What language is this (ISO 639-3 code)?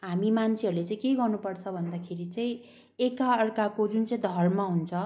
nep